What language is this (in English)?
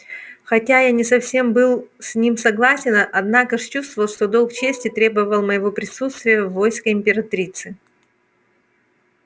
Russian